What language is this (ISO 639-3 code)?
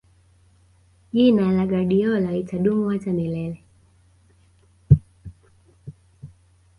swa